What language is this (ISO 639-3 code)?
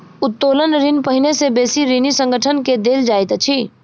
mai